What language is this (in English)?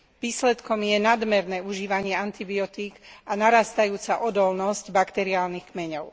Slovak